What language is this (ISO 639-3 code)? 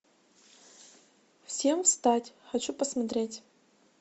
rus